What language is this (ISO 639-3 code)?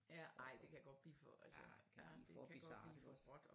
dan